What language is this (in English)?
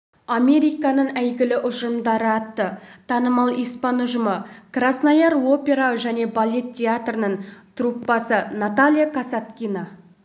Kazakh